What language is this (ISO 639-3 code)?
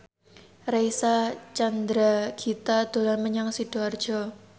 jav